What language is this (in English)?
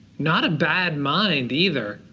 English